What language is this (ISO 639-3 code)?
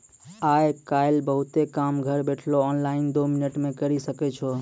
mai